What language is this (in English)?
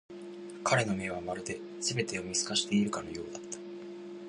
Japanese